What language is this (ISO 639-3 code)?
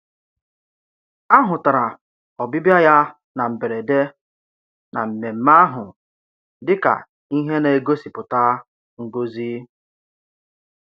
ibo